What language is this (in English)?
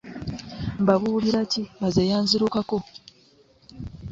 Ganda